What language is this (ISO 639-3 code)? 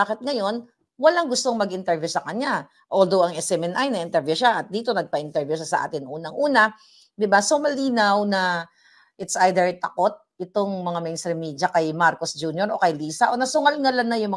fil